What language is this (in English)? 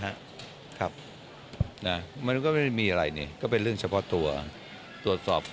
Thai